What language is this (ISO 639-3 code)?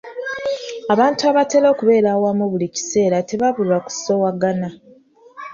lug